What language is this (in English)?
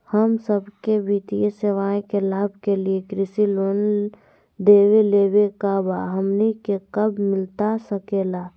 Magahi